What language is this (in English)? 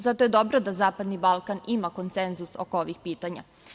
Serbian